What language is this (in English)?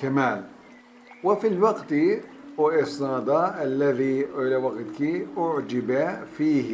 Turkish